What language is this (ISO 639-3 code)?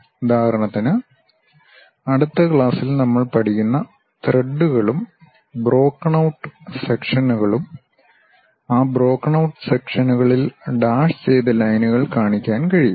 mal